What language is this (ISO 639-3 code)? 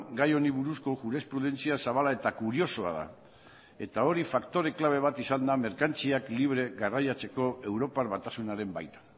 eus